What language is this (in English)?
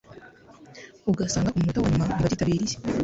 Kinyarwanda